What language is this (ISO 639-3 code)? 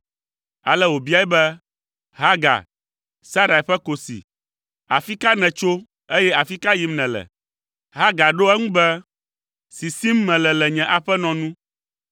ewe